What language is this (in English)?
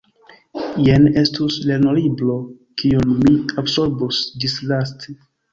Esperanto